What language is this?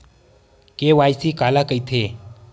Chhattisgarhi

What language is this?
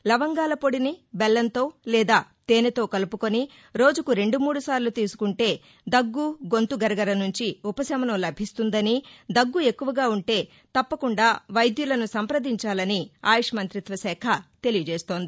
Telugu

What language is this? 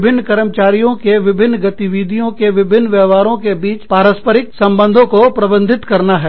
Hindi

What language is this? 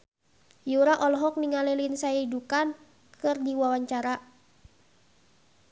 Sundanese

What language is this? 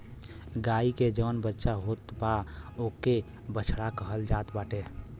Bhojpuri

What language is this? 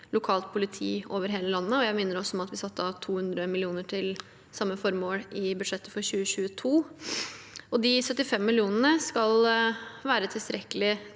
Norwegian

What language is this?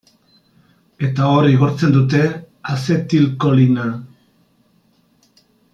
Basque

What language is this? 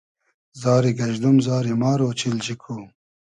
Hazaragi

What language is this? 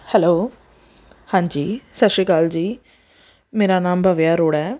Punjabi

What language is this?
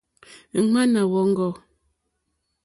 Mokpwe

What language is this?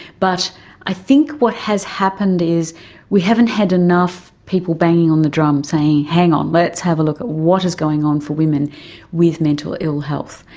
English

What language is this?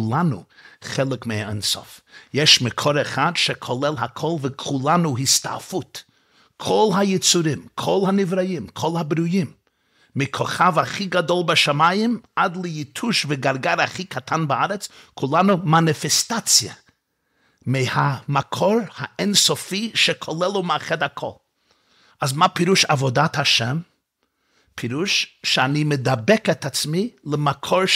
Hebrew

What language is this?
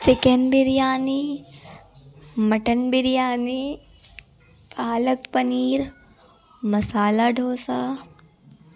Urdu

